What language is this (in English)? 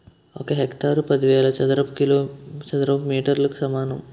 Telugu